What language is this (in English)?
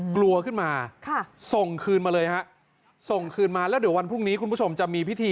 Thai